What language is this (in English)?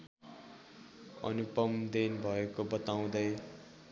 Nepali